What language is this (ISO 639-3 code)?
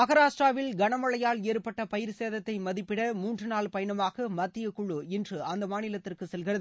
tam